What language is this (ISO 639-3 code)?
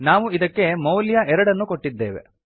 kan